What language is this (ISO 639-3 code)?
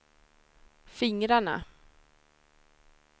swe